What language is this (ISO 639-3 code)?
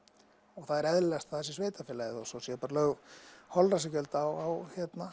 isl